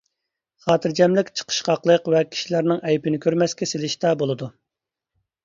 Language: Uyghur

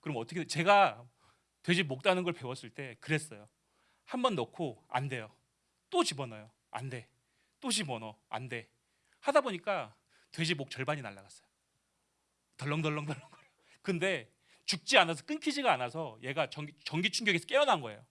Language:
Korean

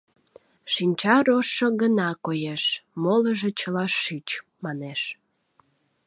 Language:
Mari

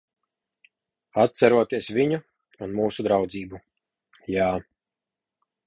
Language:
Latvian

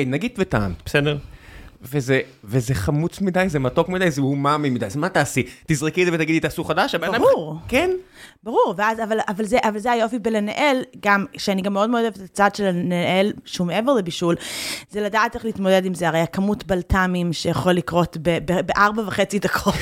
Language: Hebrew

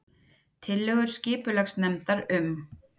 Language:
Icelandic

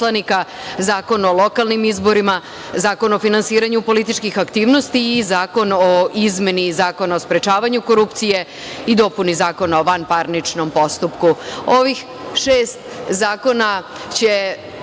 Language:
Serbian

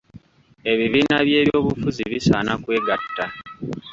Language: Ganda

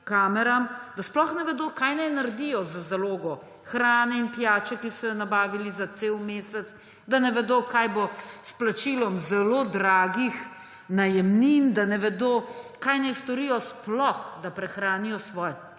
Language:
Slovenian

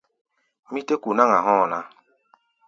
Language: Gbaya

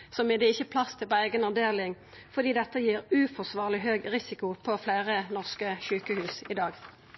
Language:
Norwegian Nynorsk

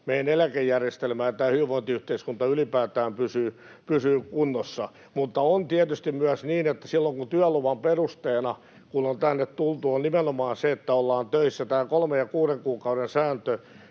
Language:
Finnish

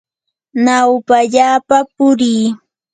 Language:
Yanahuanca Pasco Quechua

